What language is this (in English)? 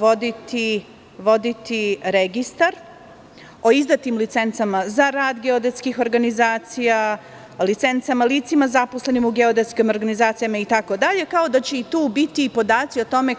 Serbian